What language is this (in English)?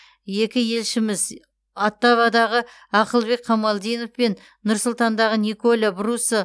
Kazakh